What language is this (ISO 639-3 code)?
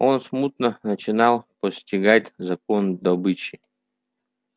rus